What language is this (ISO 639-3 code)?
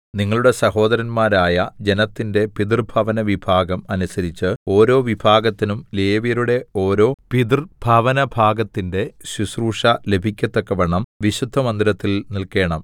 mal